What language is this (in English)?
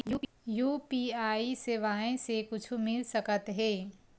Chhattisgarhi